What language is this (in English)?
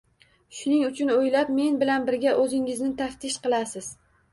Uzbek